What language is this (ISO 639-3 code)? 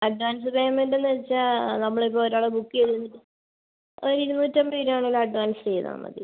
mal